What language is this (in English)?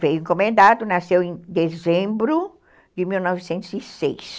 Portuguese